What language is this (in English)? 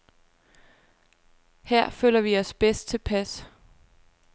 Danish